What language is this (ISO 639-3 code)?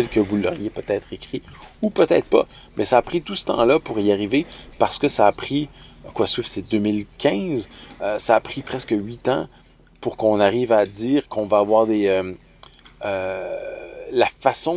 fra